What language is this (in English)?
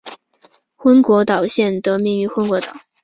Chinese